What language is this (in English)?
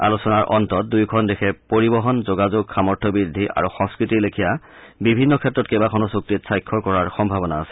Assamese